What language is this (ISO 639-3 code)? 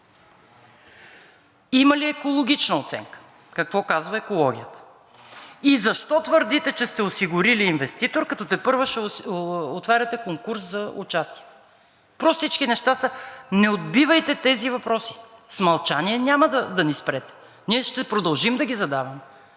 bul